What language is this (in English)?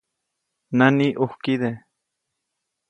Copainalá Zoque